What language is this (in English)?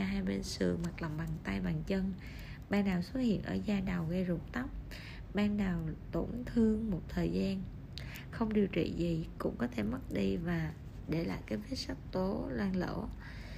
Vietnamese